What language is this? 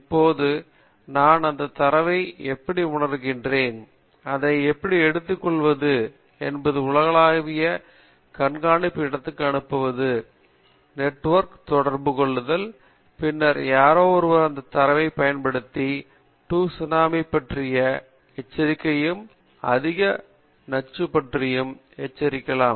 Tamil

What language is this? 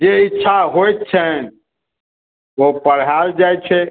Maithili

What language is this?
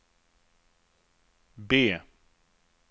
Swedish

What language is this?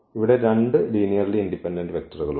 Malayalam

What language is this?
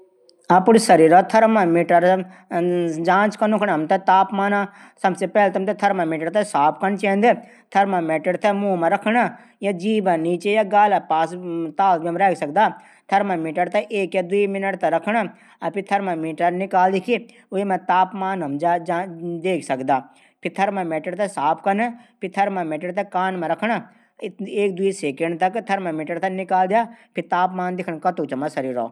Garhwali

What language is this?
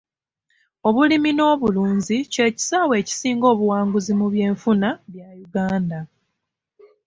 Ganda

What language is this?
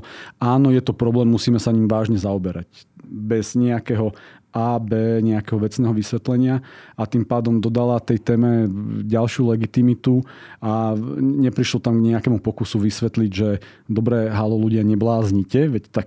Slovak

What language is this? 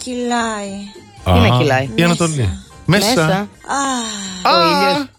Greek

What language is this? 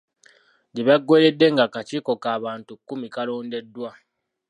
Ganda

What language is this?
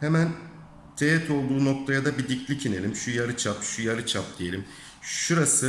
Turkish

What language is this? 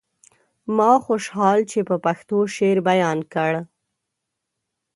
Pashto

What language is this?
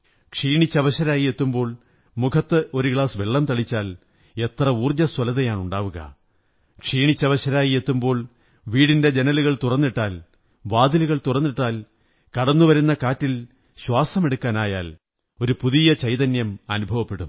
Malayalam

